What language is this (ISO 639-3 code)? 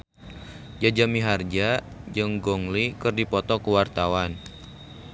sun